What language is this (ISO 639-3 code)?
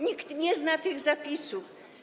pol